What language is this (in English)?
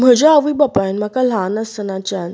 Konkani